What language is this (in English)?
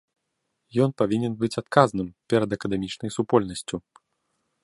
Belarusian